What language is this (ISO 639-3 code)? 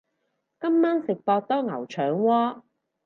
yue